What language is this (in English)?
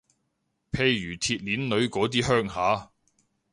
Cantonese